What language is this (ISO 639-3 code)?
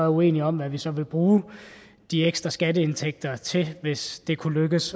dan